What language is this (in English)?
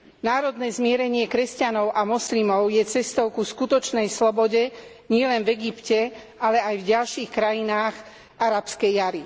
Slovak